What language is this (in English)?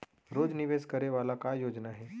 Chhattisgarhi